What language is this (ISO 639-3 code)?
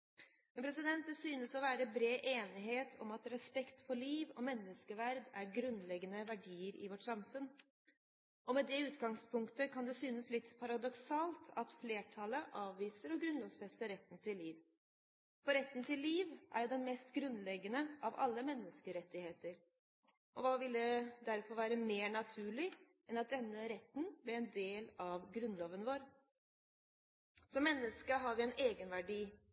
nob